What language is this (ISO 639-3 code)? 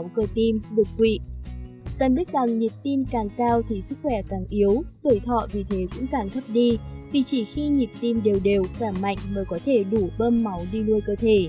vie